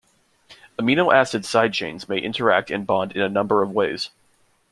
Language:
English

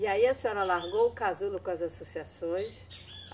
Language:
Portuguese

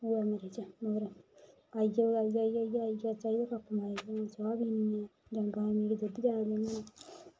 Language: Dogri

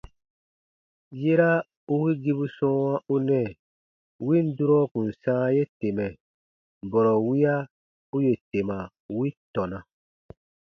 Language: Baatonum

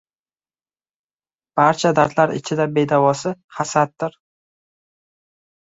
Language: Uzbek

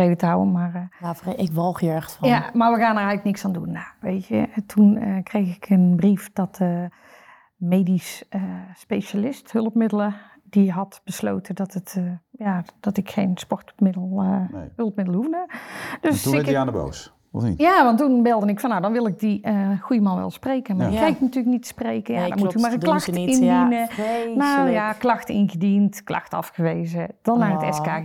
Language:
Dutch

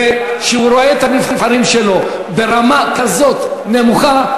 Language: Hebrew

